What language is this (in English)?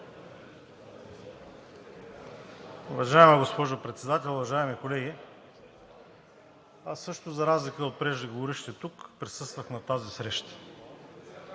Bulgarian